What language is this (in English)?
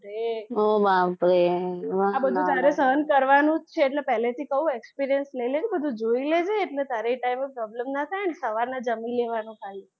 Gujarati